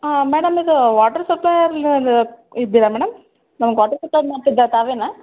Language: Kannada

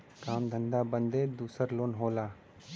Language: Bhojpuri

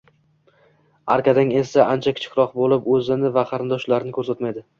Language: Uzbek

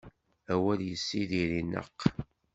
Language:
Kabyle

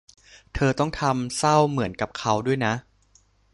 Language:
Thai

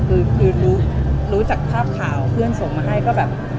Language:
Thai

